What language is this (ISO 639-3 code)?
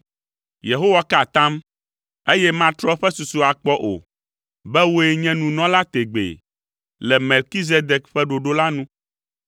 ewe